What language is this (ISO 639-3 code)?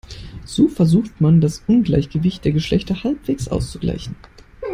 deu